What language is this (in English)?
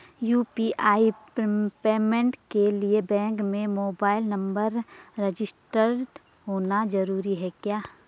Hindi